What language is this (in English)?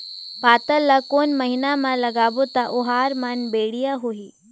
Chhattisgarhi